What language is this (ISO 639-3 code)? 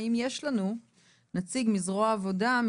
heb